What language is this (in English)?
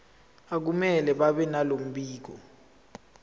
Zulu